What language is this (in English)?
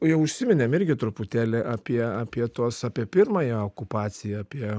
Lithuanian